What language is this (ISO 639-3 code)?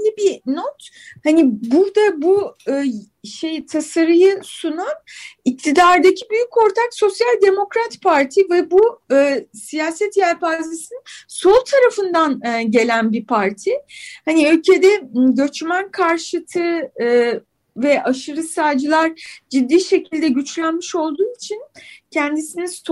tur